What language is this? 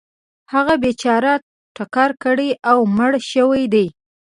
Pashto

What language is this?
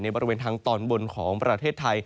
Thai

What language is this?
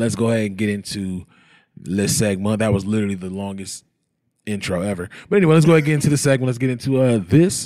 English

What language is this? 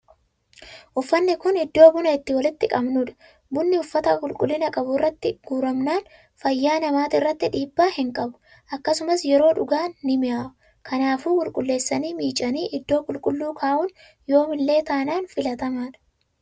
Oromo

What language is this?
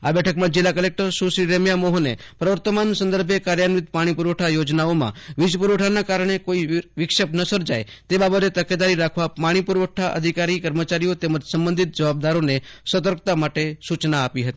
Gujarati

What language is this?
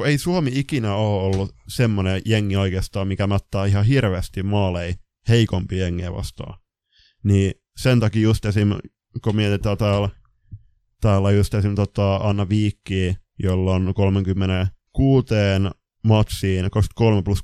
Finnish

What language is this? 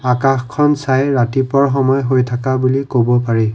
Assamese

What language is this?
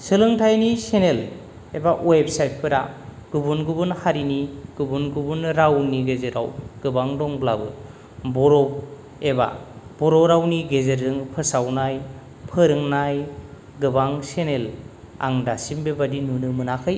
Bodo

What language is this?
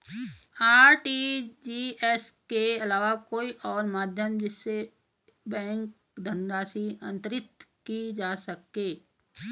Hindi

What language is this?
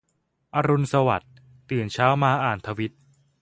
Thai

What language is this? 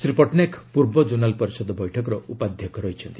Odia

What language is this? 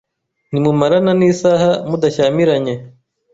Kinyarwanda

